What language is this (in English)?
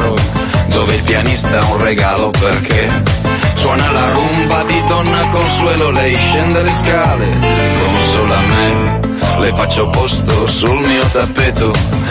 Italian